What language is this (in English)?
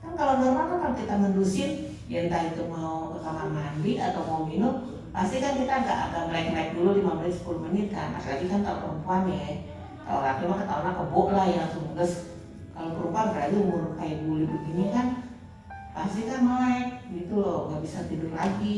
Indonesian